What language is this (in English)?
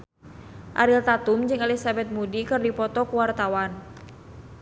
Sundanese